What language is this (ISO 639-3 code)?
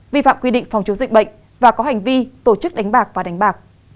vie